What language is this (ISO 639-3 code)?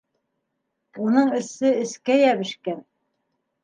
bak